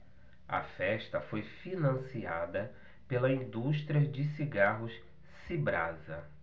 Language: Portuguese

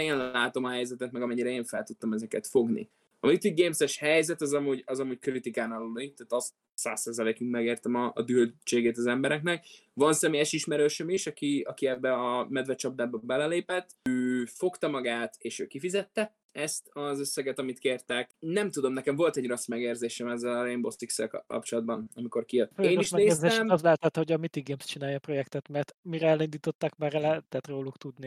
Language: Hungarian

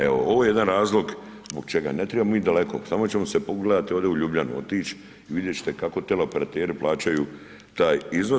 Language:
Croatian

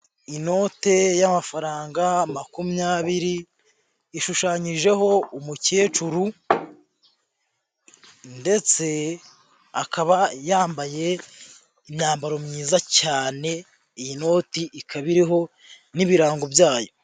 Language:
Kinyarwanda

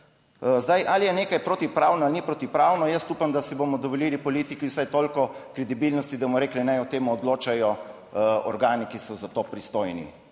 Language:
Slovenian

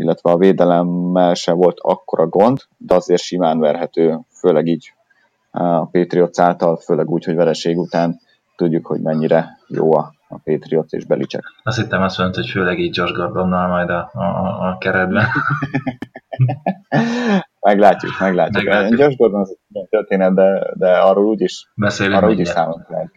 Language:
Hungarian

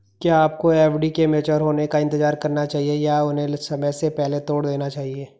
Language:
Hindi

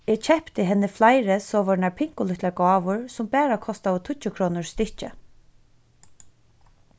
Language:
Faroese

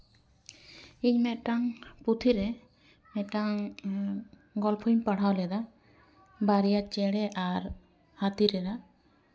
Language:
Santali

